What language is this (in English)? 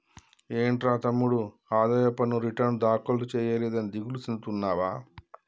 Telugu